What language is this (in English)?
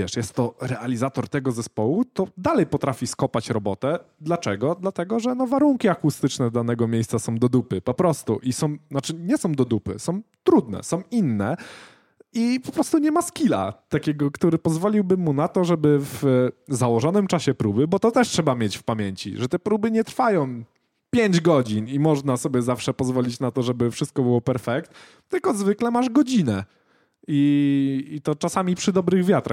Polish